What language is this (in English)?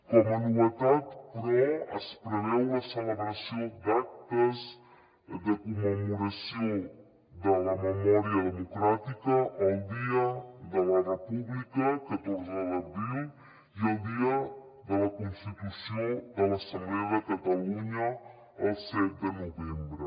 Catalan